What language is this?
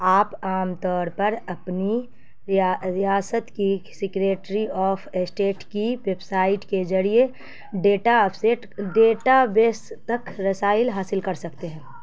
Urdu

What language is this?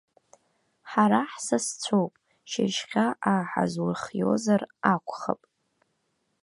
Abkhazian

